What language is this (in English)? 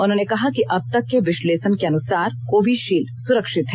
Hindi